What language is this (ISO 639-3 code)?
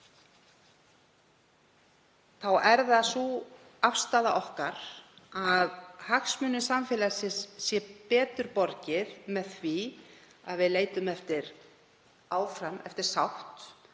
isl